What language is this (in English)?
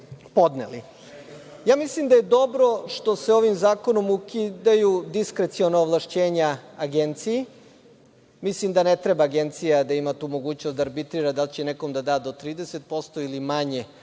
Serbian